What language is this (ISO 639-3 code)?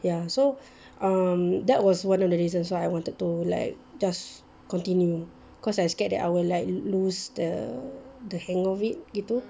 eng